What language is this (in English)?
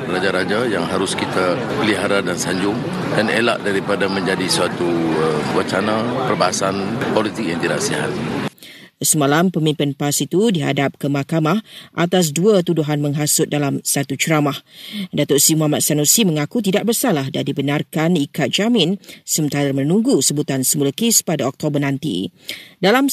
Malay